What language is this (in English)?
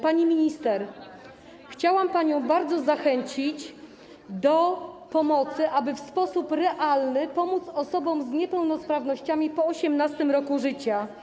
Polish